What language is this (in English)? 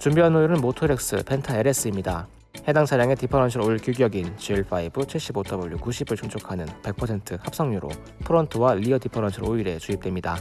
Korean